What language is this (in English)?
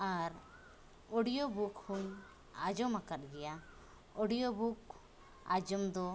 Santali